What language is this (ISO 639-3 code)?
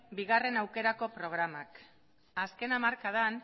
eus